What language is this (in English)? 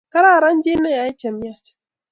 Kalenjin